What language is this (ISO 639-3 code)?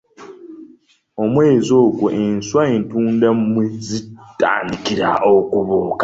lug